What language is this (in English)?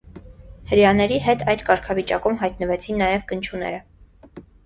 Armenian